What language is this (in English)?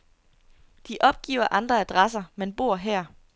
Danish